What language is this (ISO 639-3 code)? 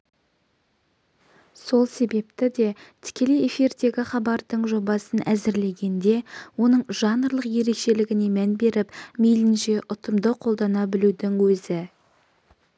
kaz